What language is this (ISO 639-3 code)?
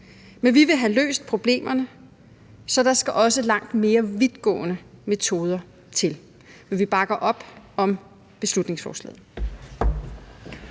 dan